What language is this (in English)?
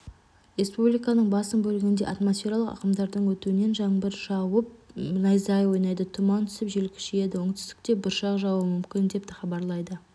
Kazakh